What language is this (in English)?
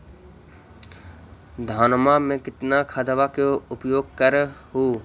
Magahi